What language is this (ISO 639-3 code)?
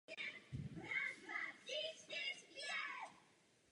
ces